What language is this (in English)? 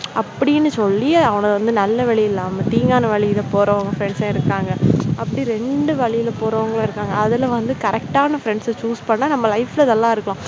Tamil